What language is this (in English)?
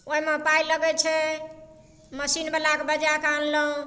Maithili